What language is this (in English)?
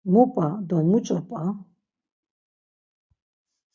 Laz